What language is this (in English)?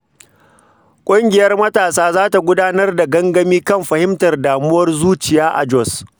Hausa